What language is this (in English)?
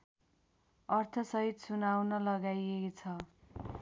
Nepali